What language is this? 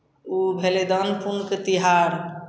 Maithili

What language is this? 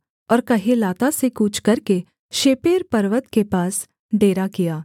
Hindi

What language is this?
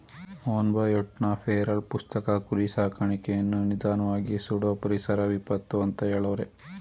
Kannada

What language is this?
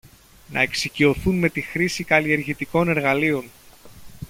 Greek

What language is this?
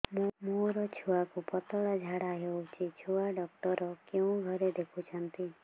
Odia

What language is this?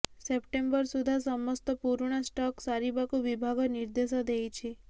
Odia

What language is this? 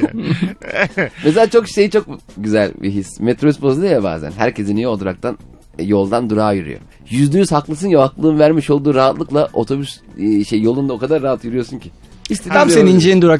Turkish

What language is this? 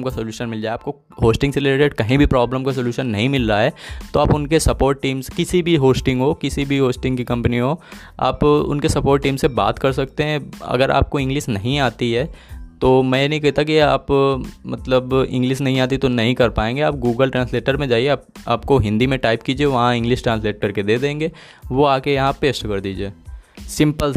Hindi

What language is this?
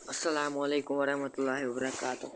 Kashmiri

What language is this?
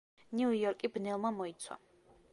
Georgian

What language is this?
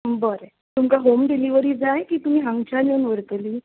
Konkani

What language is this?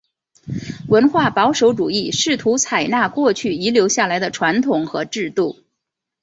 Chinese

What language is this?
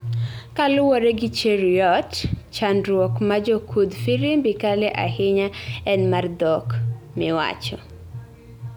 Luo (Kenya and Tanzania)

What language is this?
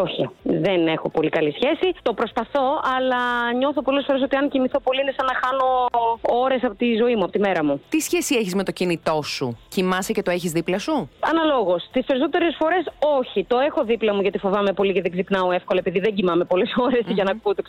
Greek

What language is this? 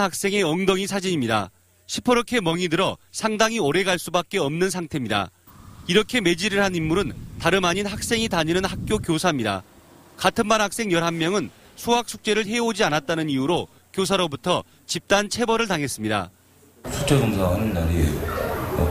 Korean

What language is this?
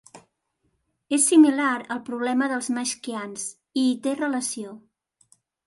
Catalan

